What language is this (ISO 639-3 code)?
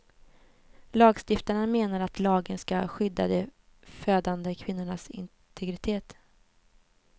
swe